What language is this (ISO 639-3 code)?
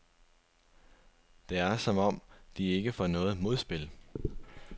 dan